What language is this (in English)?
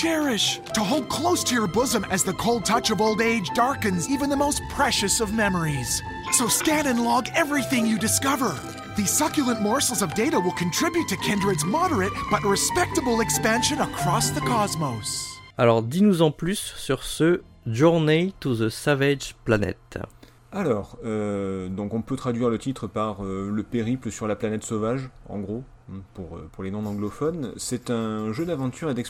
French